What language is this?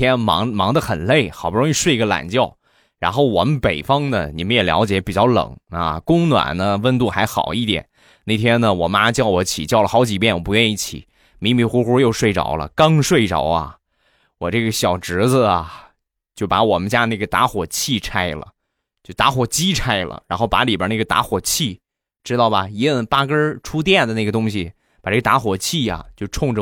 Chinese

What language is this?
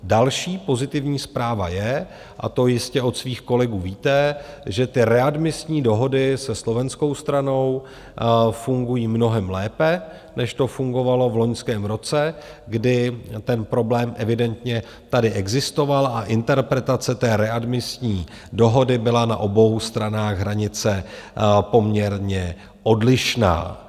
Czech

